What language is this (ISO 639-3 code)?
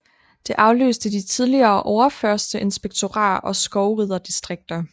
dan